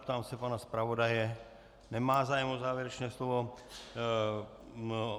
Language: Czech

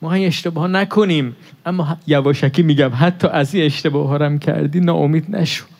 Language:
Persian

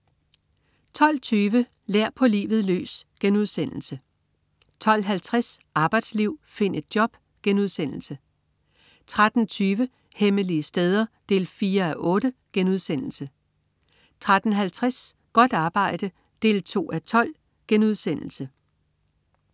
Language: Danish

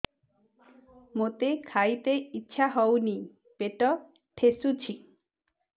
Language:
Odia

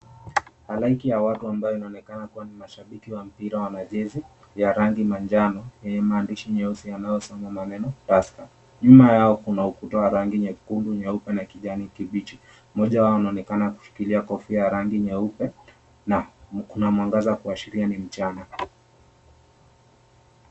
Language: Swahili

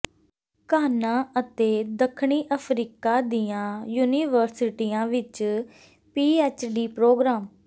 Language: Punjabi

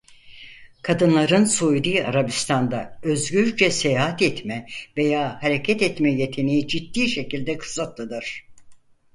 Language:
Turkish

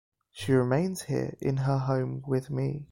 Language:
English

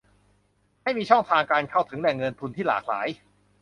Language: Thai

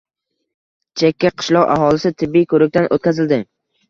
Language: Uzbek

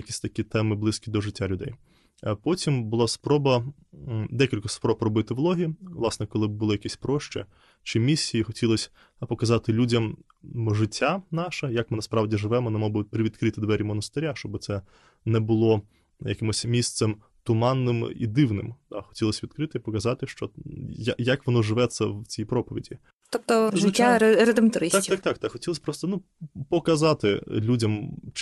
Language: Ukrainian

